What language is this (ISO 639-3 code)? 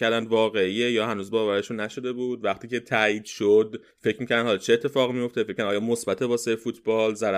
fas